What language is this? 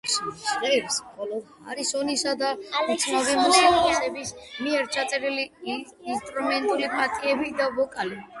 Georgian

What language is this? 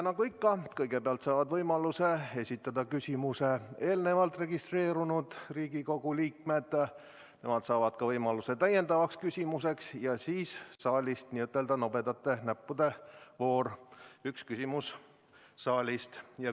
Estonian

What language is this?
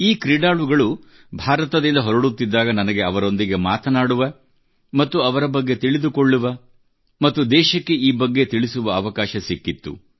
Kannada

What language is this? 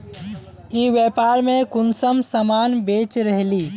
Magahi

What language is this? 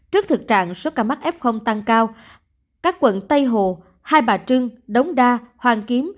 Vietnamese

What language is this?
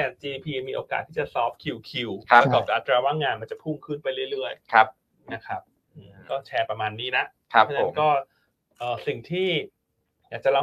Thai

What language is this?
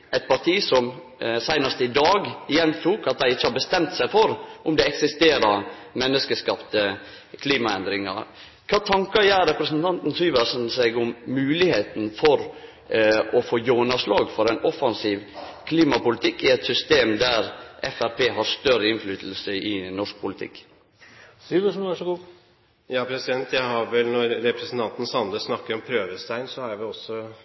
Norwegian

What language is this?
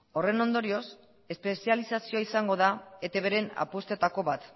Basque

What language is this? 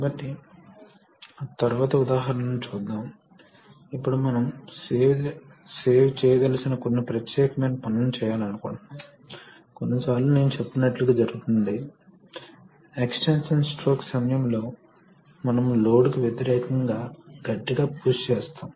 Telugu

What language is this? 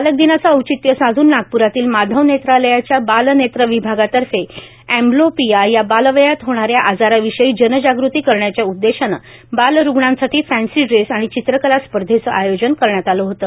Marathi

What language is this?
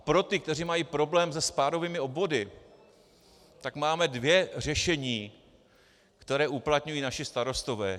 Czech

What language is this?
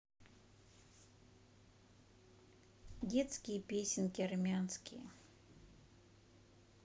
Russian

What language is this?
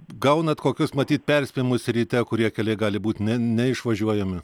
Lithuanian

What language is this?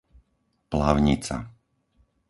Slovak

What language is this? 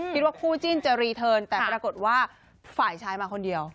Thai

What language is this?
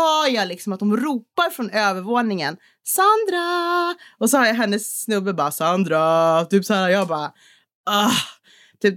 Swedish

